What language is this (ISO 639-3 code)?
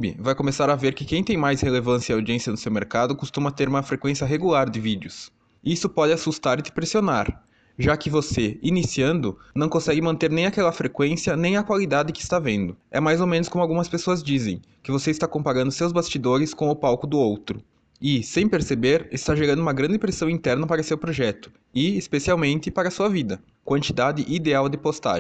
por